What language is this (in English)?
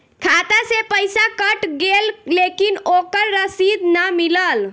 Bhojpuri